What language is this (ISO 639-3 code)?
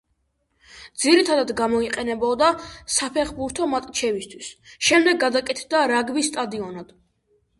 kat